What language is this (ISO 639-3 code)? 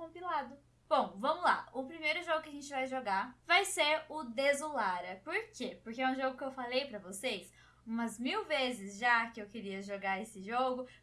por